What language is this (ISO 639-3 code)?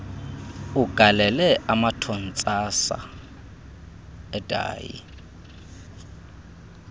xho